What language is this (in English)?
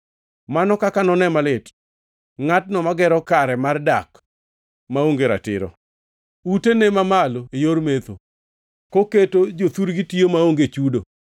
Luo (Kenya and Tanzania)